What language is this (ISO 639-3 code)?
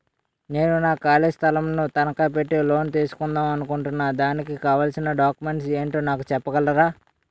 tel